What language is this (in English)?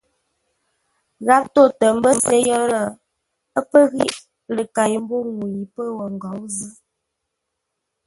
Ngombale